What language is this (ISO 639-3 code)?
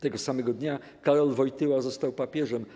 pol